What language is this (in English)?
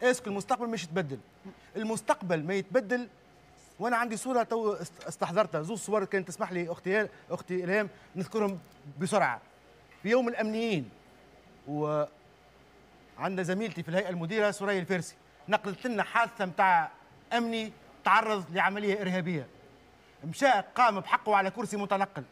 Arabic